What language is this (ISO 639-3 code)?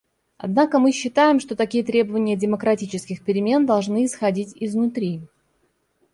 rus